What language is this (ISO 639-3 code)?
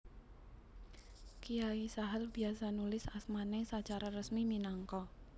jav